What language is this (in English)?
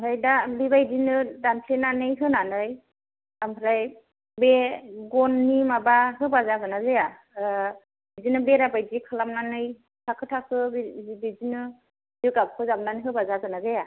Bodo